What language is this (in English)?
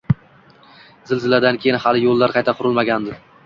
Uzbek